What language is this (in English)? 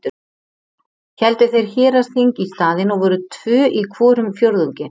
Icelandic